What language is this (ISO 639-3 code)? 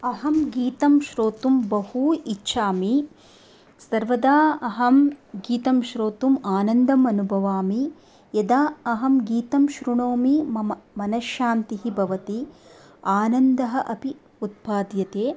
san